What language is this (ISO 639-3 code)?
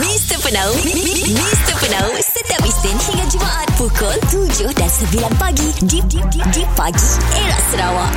msa